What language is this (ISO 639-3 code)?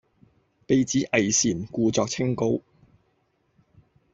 yue